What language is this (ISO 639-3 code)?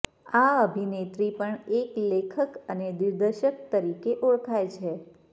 guj